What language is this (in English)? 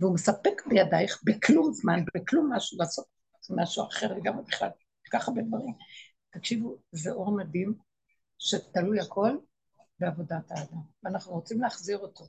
Hebrew